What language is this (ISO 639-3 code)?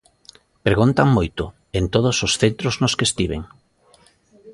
glg